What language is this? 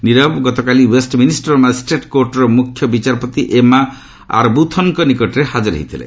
Odia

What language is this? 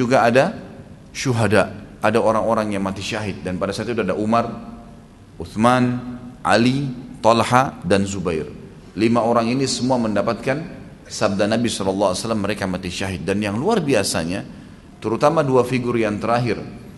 Indonesian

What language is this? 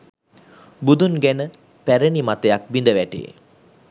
Sinhala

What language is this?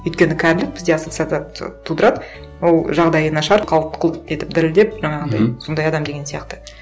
Kazakh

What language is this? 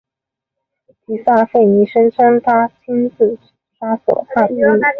Chinese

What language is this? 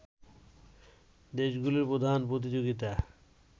Bangla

